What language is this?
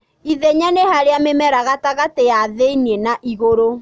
Kikuyu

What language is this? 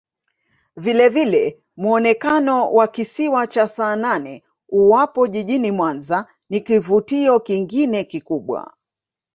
Swahili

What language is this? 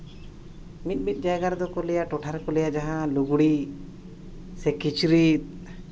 Santali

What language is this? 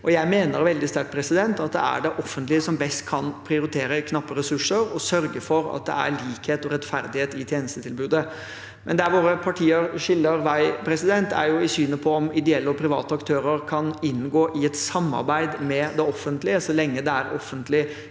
Norwegian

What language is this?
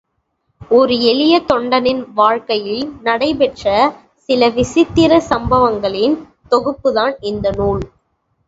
Tamil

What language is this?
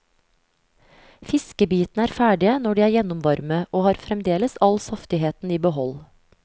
Norwegian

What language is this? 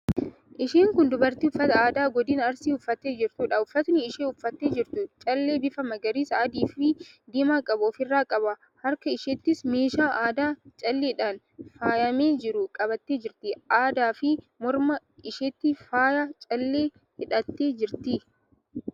Oromo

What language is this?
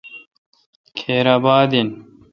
Kalkoti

